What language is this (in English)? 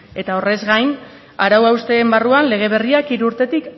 Basque